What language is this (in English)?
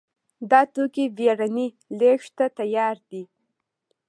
Pashto